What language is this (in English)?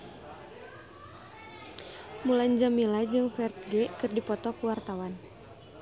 Sundanese